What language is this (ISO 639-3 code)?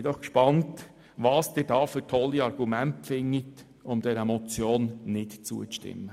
gsw